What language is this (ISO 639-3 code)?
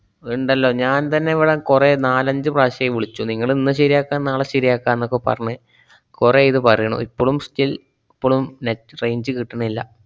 mal